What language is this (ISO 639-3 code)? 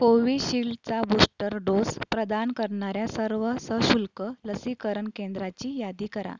mar